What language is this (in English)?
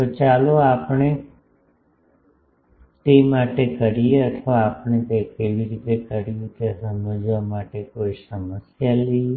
Gujarati